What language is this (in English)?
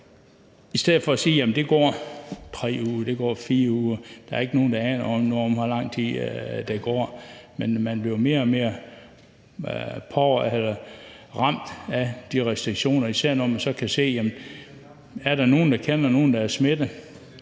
Danish